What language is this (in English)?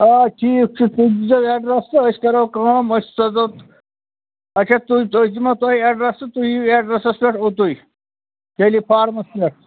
Kashmiri